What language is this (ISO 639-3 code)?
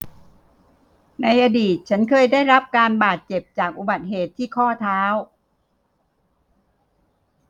tha